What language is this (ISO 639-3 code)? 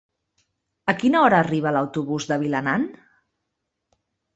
cat